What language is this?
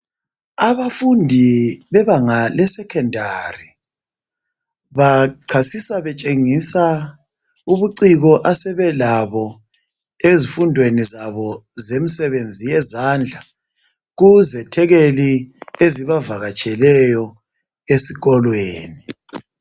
North Ndebele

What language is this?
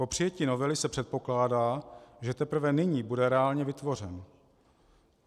Czech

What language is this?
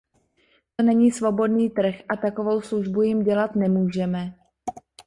Czech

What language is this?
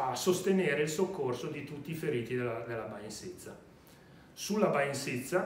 Italian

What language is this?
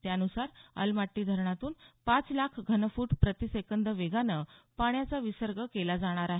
Marathi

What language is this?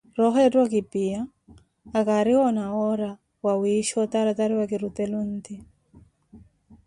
Koti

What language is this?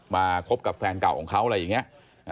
Thai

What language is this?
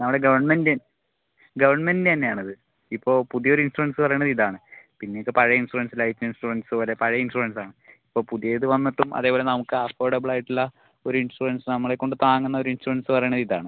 Malayalam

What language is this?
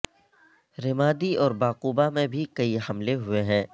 Urdu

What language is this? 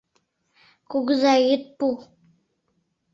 Mari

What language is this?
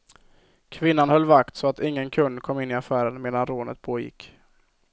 Swedish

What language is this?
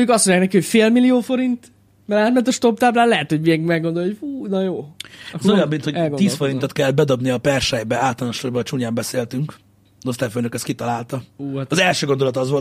Hungarian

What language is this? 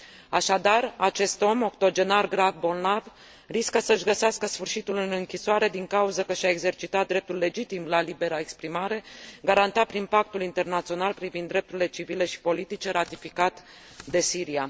Romanian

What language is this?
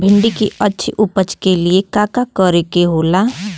Bhojpuri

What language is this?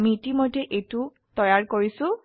Assamese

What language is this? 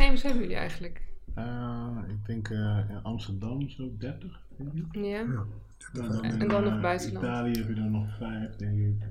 Dutch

